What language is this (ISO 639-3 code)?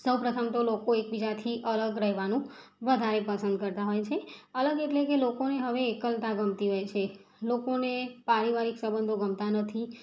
guj